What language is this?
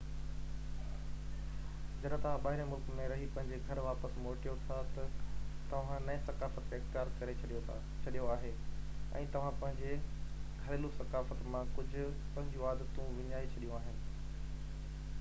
Sindhi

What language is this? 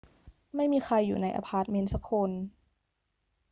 Thai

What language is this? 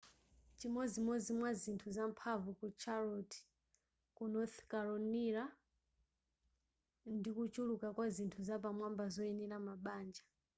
Nyanja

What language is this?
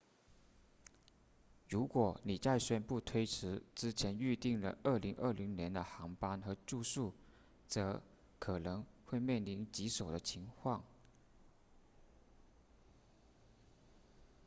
Chinese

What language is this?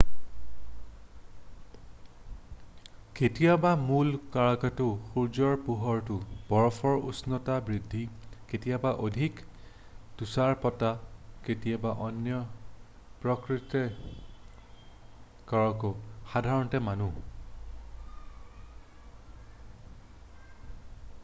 Assamese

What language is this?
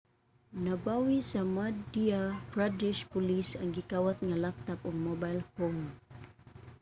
Cebuano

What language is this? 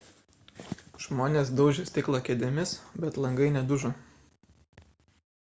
Lithuanian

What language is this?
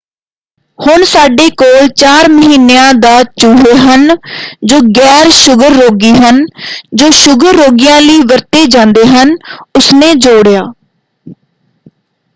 Punjabi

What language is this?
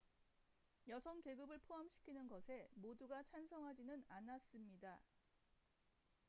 Korean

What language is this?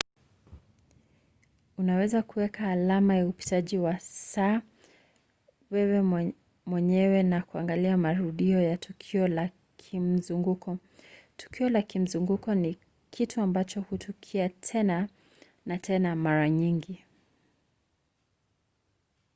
Swahili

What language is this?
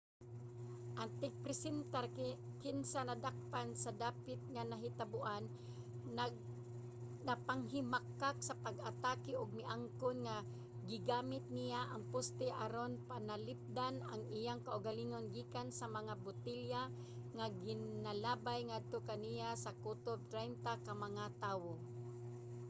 Cebuano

